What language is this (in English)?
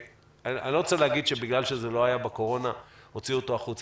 Hebrew